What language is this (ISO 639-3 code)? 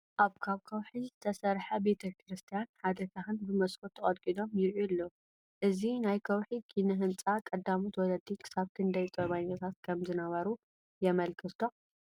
tir